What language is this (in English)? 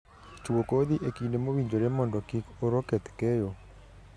Luo (Kenya and Tanzania)